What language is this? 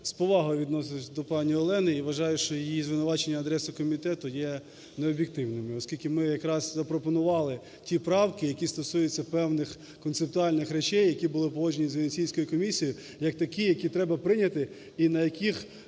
Ukrainian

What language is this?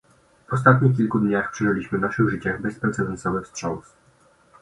Polish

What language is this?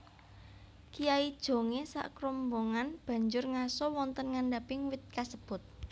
Javanese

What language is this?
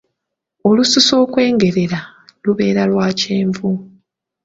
Ganda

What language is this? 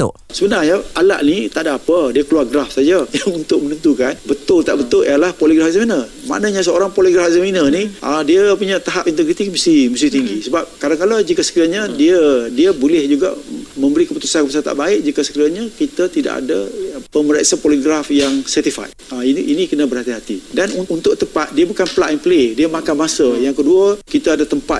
Malay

